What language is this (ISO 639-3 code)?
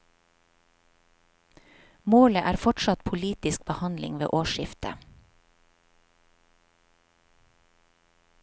nor